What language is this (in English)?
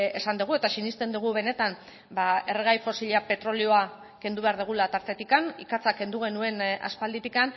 Basque